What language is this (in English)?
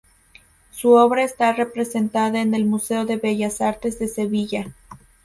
Spanish